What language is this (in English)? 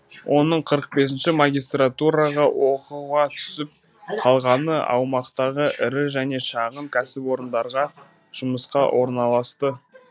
Kazakh